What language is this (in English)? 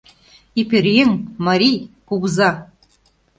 Mari